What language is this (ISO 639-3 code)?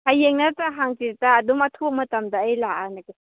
mni